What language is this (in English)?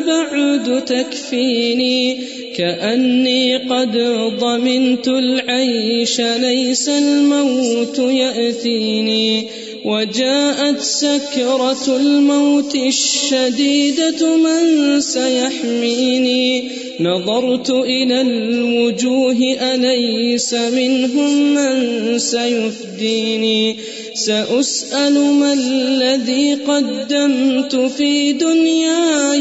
Urdu